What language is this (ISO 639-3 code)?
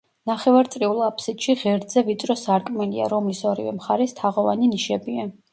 kat